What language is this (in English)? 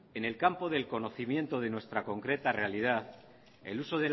Spanish